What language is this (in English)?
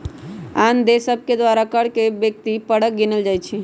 Magahi